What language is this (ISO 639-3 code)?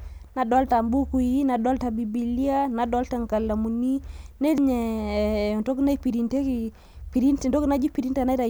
mas